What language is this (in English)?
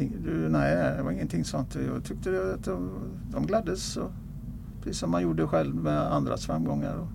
Swedish